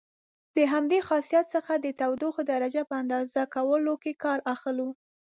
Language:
Pashto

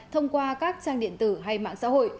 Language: Vietnamese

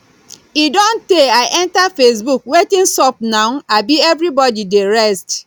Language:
Nigerian Pidgin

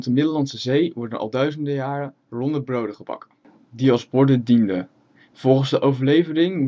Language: Dutch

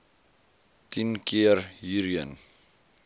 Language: Afrikaans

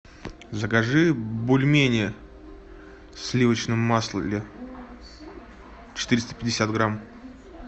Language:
Russian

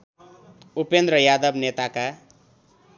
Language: Nepali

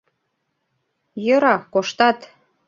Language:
Mari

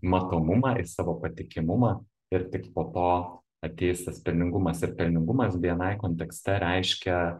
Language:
Lithuanian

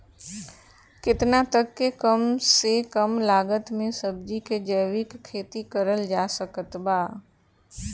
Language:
Bhojpuri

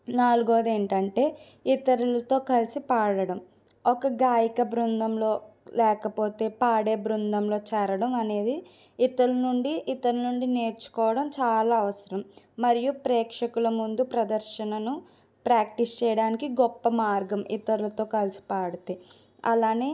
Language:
Telugu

